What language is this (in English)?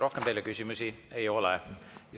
Estonian